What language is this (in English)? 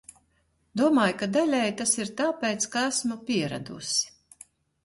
Latvian